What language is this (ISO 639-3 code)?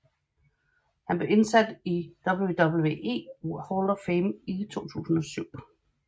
dan